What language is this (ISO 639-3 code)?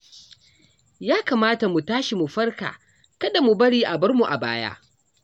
hau